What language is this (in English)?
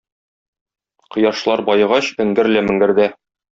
Tatar